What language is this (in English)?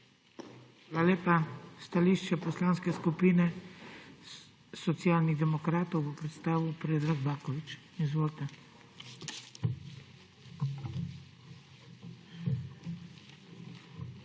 Slovenian